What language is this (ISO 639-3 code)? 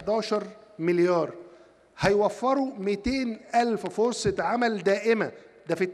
ara